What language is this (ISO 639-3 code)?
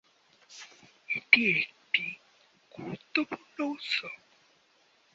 ben